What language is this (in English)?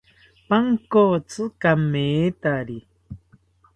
South Ucayali Ashéninka